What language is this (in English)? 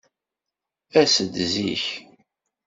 Kabyle